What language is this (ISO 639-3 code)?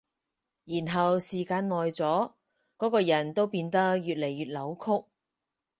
yue